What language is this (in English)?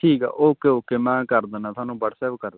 Punjabi